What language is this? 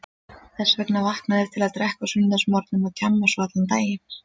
Icelandic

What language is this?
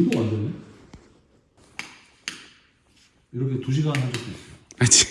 Korean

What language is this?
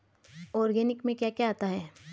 Hindi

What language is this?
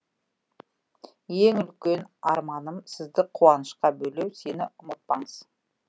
Kazakh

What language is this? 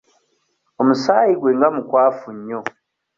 Ganda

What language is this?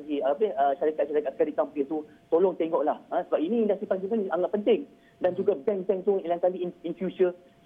Malay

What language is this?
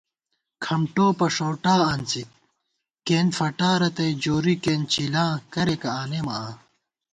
Gawar-Bati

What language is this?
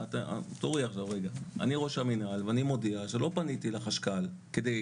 Hebrew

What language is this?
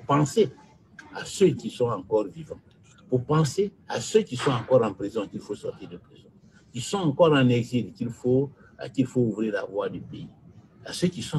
French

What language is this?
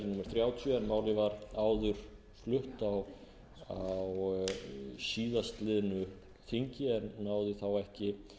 Icelandic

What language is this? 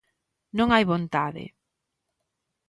Galician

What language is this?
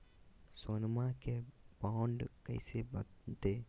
Magahi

